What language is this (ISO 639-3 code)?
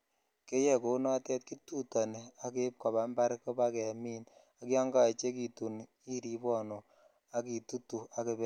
kln